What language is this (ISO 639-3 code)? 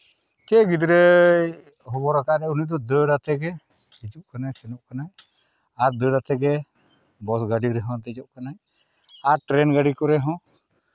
sat